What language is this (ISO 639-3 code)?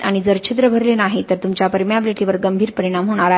mar